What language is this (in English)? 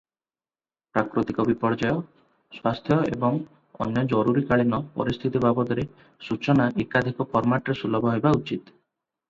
Odia